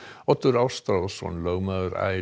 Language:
Icelandic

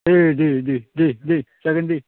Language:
Bodo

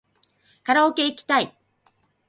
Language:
Japanese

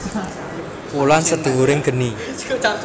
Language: Javanese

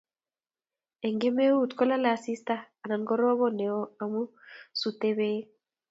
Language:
Kalenjin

